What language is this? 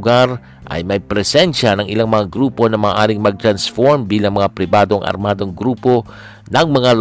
Filipino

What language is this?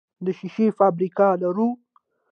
Pashto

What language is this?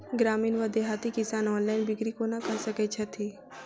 Maithili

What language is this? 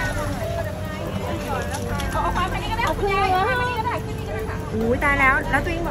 Thai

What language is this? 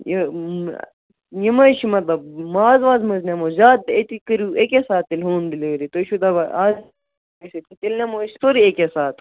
Kashmiri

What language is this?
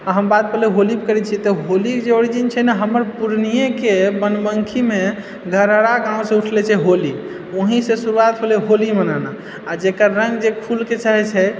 Maithili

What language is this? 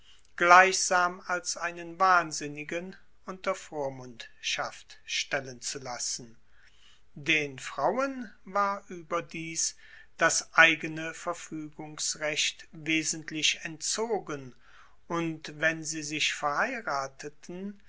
German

